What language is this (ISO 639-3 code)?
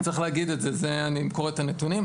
heb